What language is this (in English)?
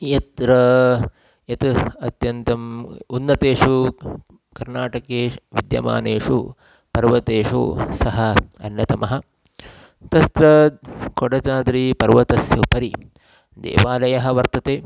Sanskrit